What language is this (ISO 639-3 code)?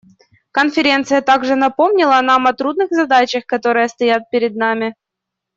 rus